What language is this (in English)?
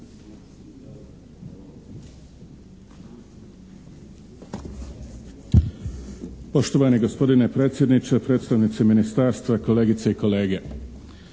Croatian